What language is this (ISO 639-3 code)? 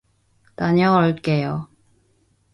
kor